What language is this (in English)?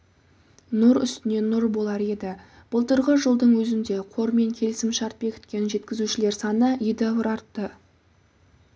Kazakh